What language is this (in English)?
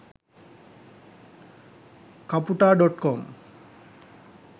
Sinhala